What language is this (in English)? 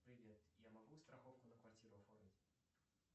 Russian